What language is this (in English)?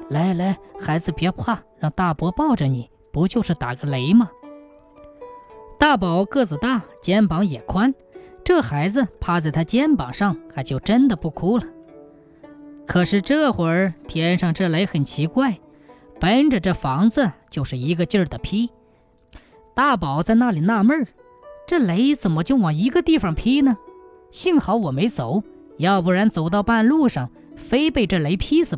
Chinese